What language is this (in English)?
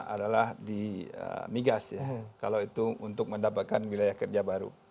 Indonesian